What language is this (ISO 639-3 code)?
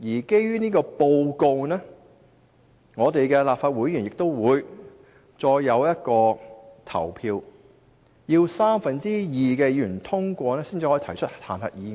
yue